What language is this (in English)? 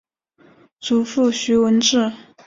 Chinese